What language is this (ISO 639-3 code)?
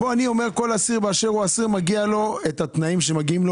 heb